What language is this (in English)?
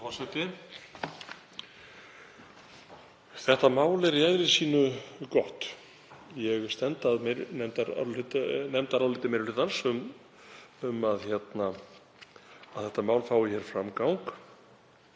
Icelandic